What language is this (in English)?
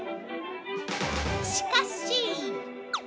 Japanese